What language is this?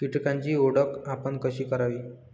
Marathi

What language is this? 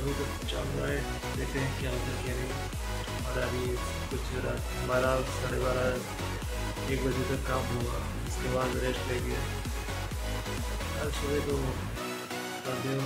Hindi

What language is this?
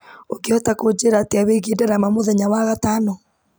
Kikuyu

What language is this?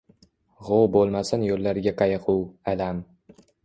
Uzbek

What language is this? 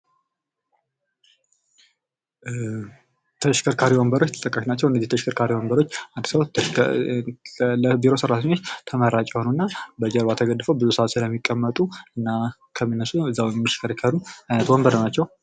Amharic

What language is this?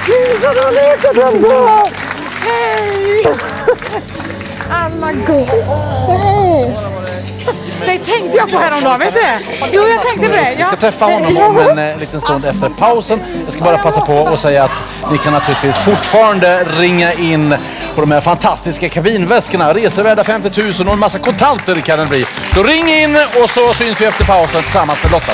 Swedish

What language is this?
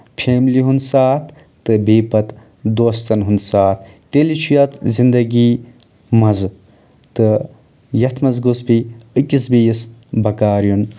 Kashmiri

